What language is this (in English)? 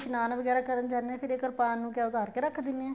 Punjabi